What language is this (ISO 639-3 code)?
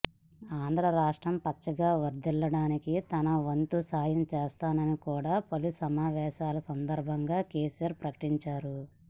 tel